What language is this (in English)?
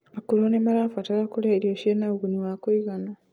Kikuyu